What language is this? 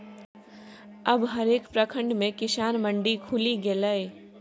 Maithili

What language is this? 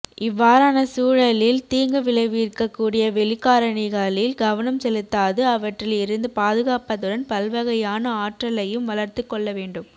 Tamil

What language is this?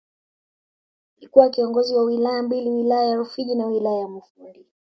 Swahili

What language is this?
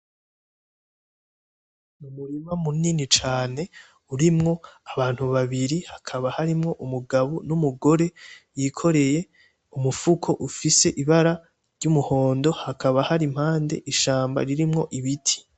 Rundi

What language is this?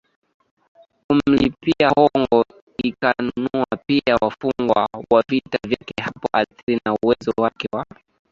Swahili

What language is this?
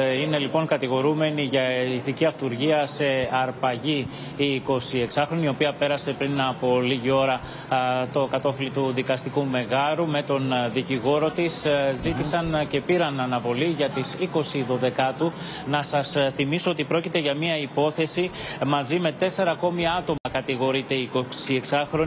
Greek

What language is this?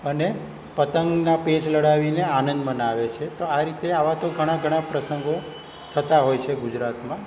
Gujarati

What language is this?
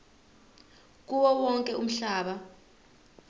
Zulu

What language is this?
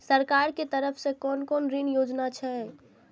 Maithili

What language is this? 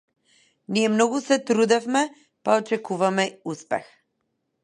Macedonian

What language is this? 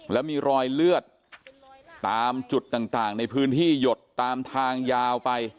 Thai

